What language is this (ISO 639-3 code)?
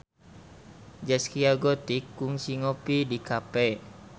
sun